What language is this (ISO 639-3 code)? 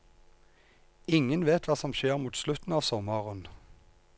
nor